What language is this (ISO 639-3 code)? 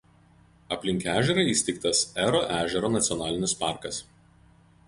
lit